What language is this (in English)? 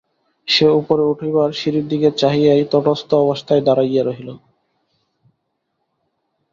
Bangla